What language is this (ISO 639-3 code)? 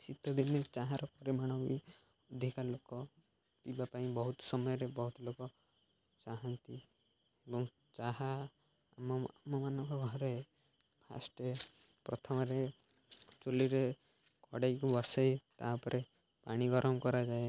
ori